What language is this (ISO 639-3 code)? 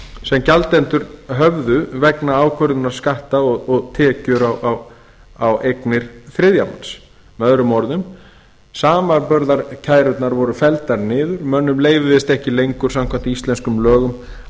isl